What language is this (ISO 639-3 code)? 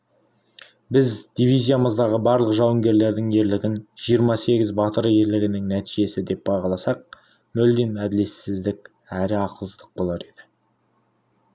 kaz